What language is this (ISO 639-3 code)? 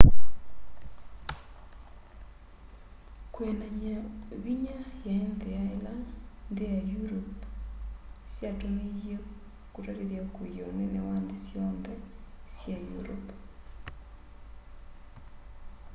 kam